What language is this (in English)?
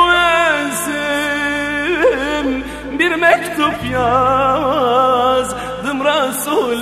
Turkish